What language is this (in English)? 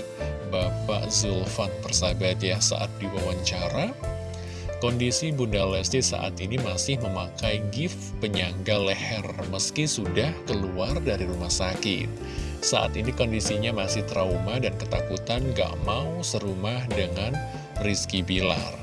Indonesian